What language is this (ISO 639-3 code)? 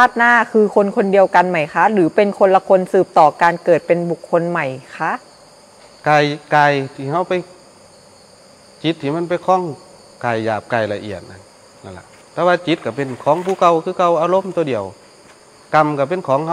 tha